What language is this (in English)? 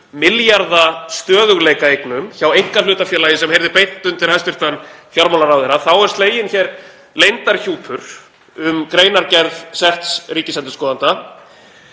Icelandic